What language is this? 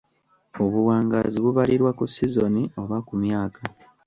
Ganda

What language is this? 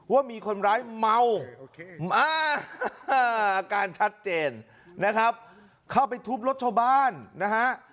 Thai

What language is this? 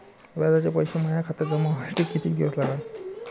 Marathi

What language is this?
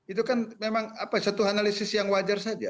Indonesian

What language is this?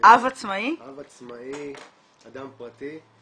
Hebrew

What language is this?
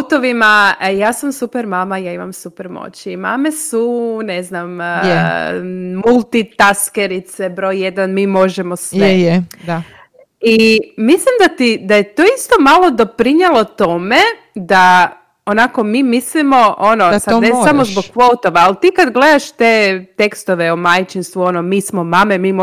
Croatian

